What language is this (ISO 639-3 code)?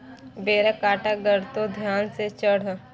mai